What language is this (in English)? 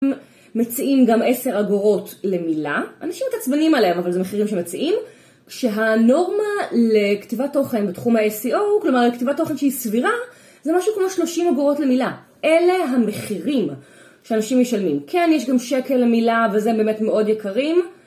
Hebrew